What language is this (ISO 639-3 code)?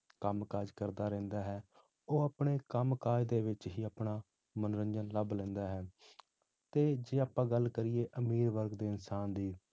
pan